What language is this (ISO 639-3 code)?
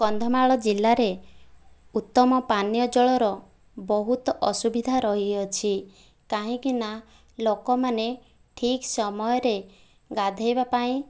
ori